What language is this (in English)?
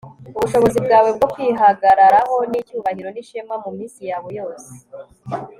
Kinyarwanda